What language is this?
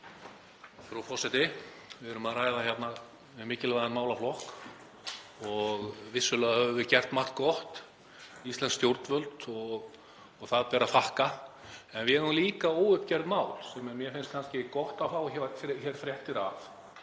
Icelandic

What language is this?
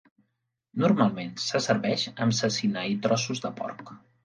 Catalan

